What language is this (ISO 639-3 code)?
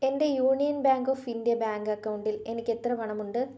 mal